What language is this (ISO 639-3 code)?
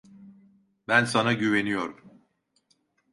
tur